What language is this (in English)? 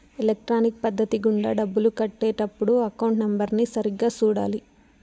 Telugu